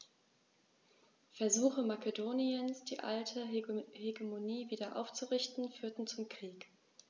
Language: German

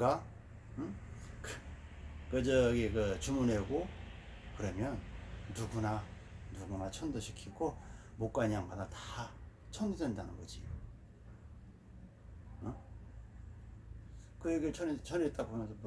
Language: Korean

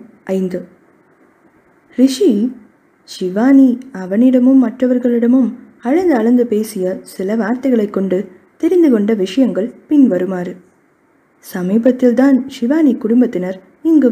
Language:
Tamil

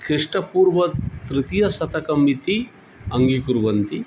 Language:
Sanskrit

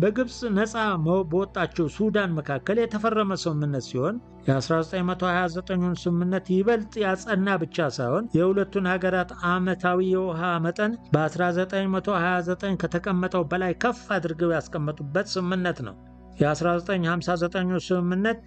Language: Arabic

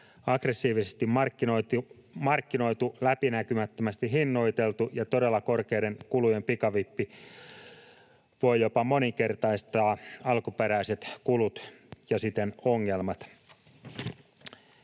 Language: Finnish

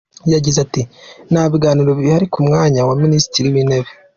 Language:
Kinyarwanda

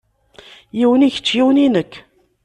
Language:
Kabyle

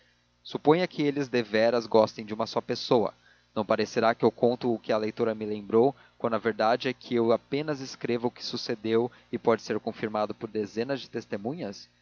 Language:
Portuguese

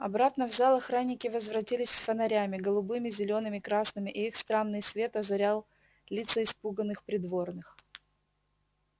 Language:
Russian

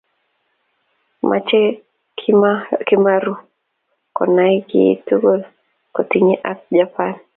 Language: Kalenjin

